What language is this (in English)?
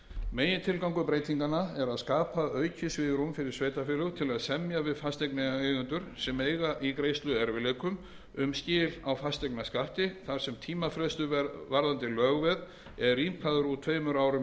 Icelandic